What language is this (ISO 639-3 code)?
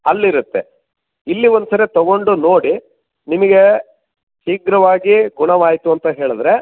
kan